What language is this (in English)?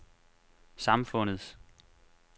Danish